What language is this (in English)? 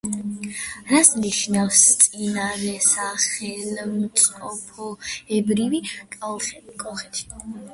Georgian